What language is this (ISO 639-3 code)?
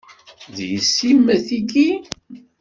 kab